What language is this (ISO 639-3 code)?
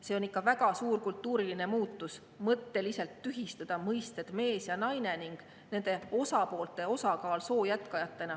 est